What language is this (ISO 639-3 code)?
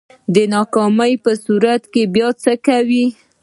pus